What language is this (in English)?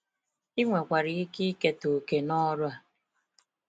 Igbo